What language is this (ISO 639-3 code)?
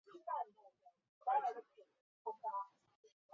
zho